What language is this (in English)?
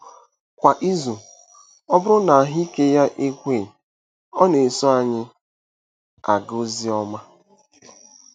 Igbo